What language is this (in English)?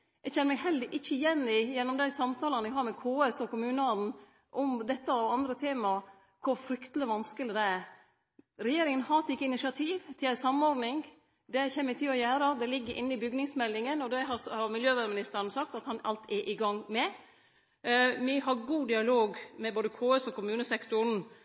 Norwegian Nynorsk